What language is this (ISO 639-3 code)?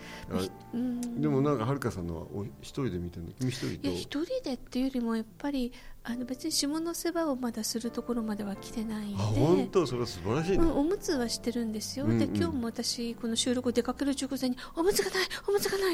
jpn